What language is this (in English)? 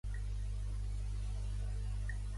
Catalan